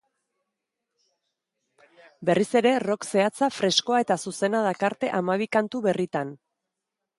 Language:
Basque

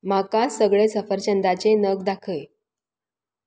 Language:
Konkani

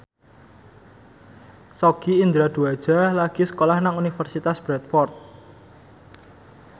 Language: Javanese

